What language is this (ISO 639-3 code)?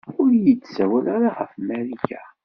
kab